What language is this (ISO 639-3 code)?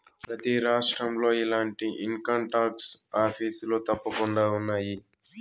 tel